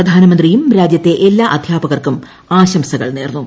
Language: Malayalam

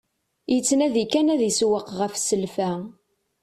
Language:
Kabyle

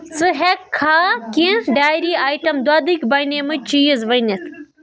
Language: Kashmiri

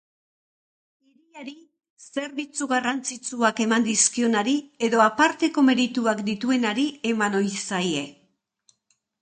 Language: Basque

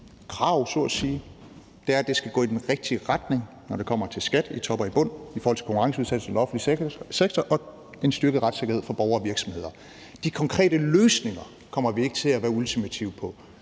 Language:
Danish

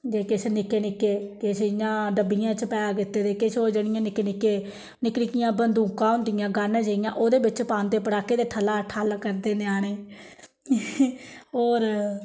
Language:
Dogri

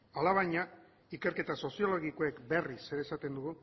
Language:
Basque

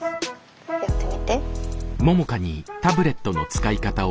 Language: Japanese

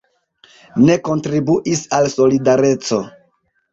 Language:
Esperanto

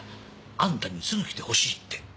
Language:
Japanese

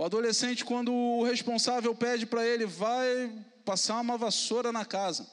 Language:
Portuguese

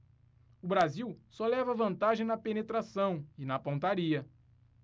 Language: Portuguese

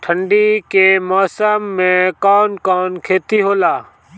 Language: Bhojpuri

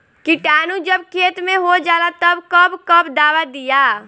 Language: Bhojpuri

